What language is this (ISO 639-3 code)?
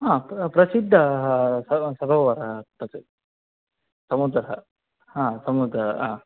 san